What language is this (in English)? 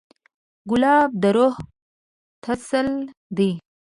Pashto